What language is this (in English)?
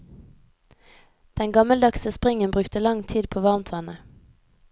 Norwegian